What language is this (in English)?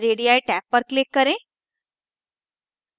Hindi